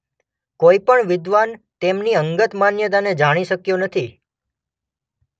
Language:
Gujarati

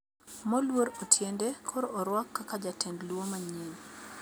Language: Luo (Kenya and Tanzania)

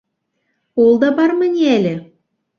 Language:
Bashkir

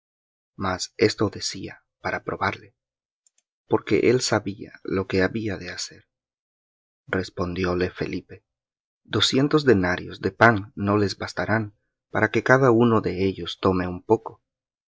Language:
Spanish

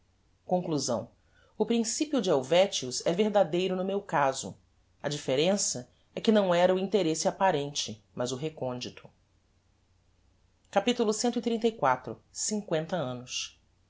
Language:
Portuguese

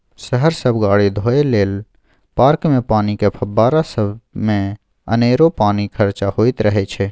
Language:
Maithili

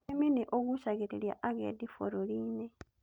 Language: Kikuyu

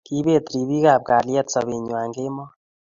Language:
Kalenjin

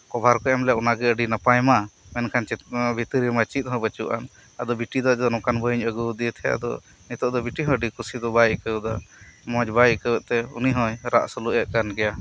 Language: Santali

